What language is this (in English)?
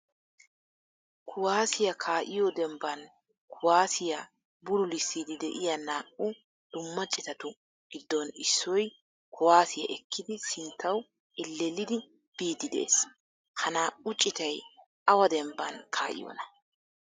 Wolaytta